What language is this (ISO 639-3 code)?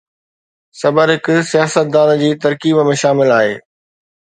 snd